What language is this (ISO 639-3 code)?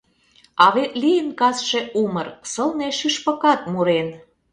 chm